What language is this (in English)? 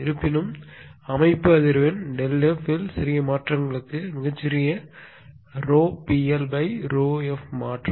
Tamil